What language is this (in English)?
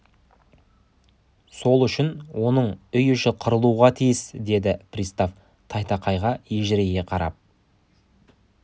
Kazakh